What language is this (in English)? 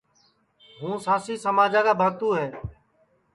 Sansi